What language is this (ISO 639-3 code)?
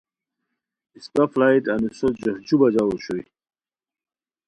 khw